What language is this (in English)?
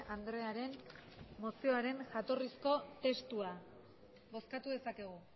Basque